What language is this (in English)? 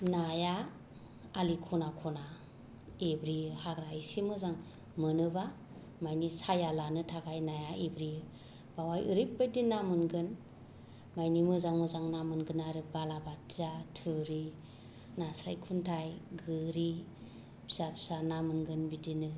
Bodo